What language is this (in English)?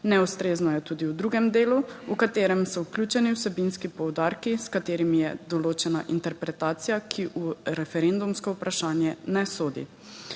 Slovenian